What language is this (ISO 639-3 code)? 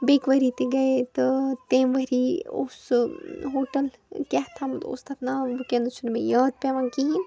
kas